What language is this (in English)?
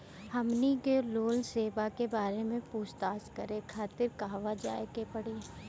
Bhojpuri